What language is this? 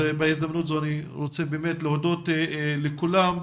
Hebrew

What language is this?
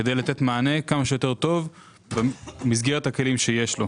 Hebrew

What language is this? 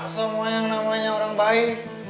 Indonesian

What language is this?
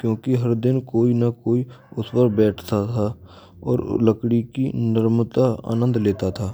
Braj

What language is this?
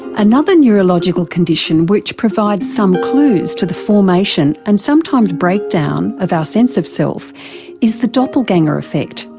English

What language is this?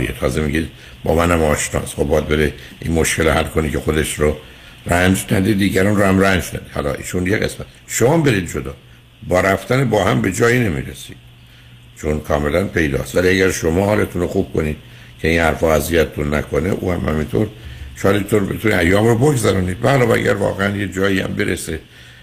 Persian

